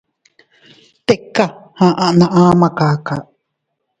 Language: Teutila Cuicatec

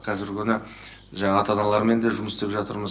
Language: Kazakh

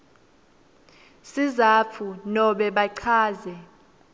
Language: Swati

